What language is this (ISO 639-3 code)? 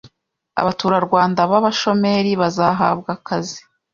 kin